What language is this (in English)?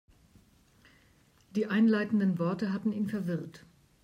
German